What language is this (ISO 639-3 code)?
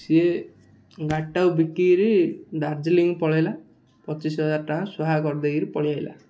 ori